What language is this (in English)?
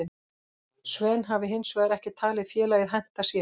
Icelandic